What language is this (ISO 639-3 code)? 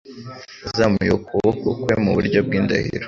kin